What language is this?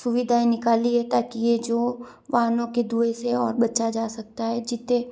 Hindi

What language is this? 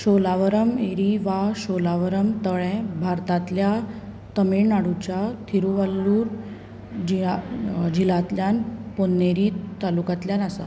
Konkani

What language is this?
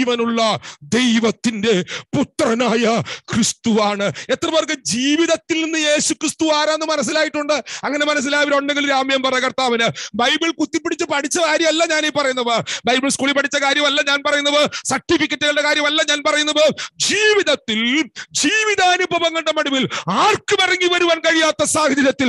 Turkish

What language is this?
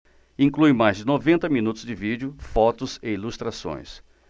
Portuguese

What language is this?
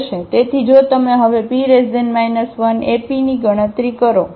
Gujarati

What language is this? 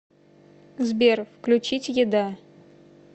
Russian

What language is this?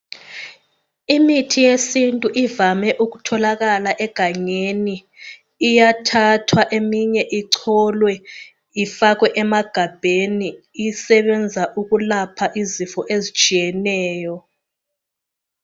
North Ndebele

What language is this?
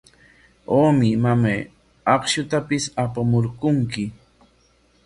Corongo Ancash Quechua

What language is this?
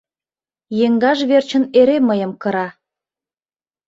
Mari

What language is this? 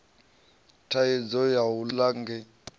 Venda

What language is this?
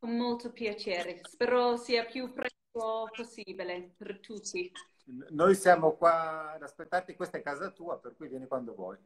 Italian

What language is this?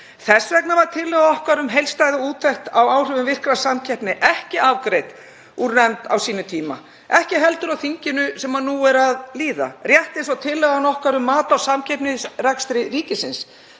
Icelandic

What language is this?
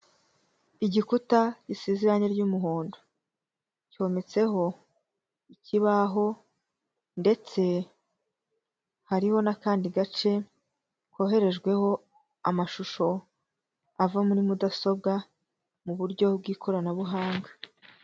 Kinyarwanda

